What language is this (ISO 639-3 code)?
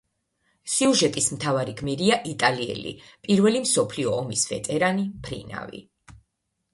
kat